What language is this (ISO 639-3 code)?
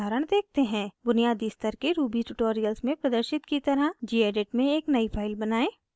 hin